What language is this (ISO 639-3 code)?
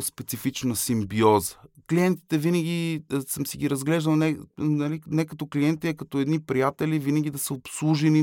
bul